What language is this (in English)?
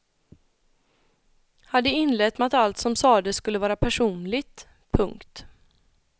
Swedish